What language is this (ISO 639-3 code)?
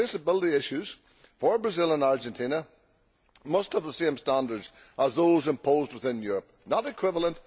eng